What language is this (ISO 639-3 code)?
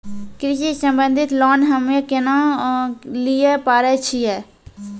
mai